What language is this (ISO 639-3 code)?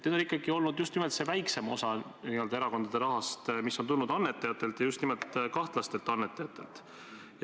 est